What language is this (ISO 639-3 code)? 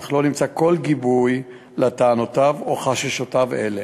heb